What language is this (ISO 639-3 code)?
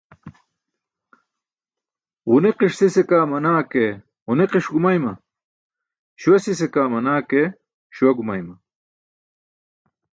bsk